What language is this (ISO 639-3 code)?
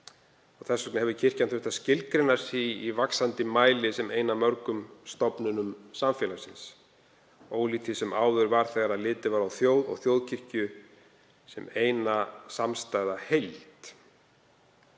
isl